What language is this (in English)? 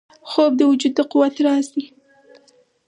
Pashto